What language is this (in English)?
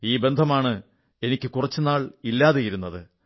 Malayalam